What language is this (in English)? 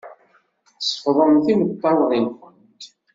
Kabyle